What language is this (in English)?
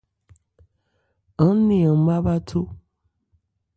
Ebrié